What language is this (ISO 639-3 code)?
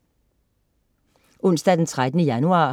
dan